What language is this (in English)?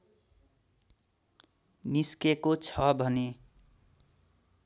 Nepali